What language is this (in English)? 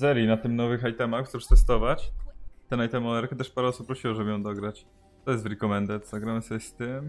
Polish